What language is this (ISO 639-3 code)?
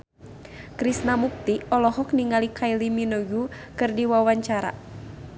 sun